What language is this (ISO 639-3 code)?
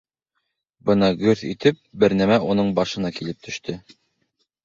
bak